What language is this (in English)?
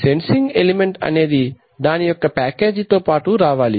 Telugu